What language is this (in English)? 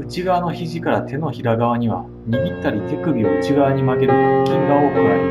Japanese